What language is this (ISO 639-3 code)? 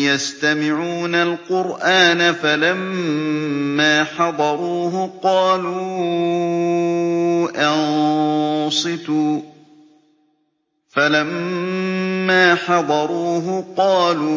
ara